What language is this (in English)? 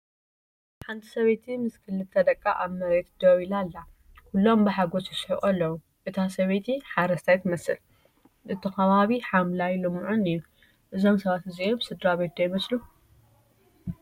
Tigrinya